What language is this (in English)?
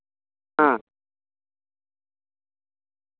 Santali